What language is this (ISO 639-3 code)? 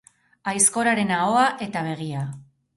eus